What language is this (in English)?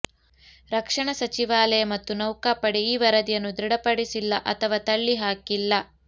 Kannada